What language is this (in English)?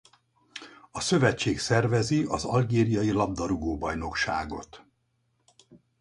Hungarian